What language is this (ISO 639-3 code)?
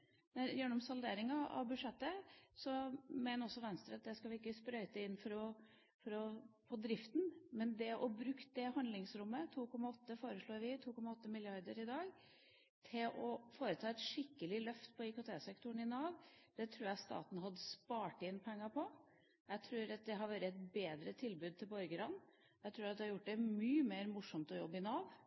nob